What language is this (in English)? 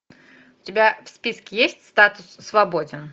Russian